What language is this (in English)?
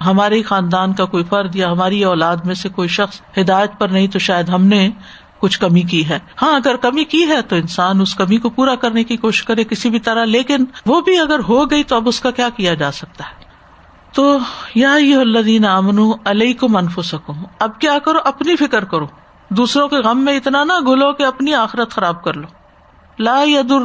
Urdu